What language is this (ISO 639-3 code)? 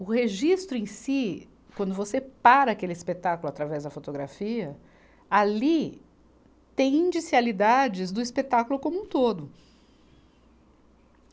por